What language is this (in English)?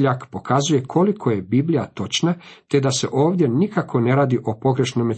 Croatian